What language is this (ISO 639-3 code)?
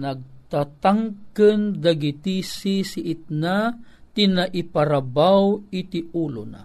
fil